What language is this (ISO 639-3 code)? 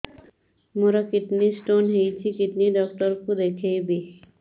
ori